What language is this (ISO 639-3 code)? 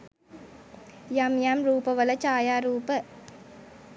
sin